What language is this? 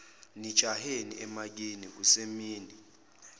Zulu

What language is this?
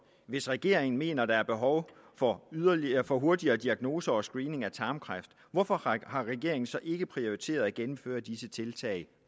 Danish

